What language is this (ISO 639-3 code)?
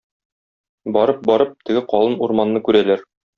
tat